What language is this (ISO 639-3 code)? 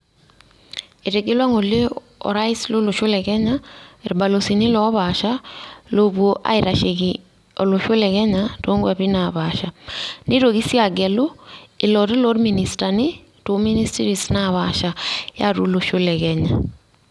mas